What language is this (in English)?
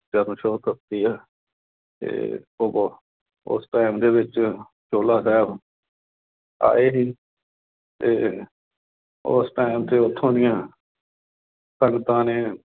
Punjabi